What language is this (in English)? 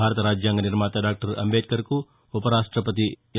Telugu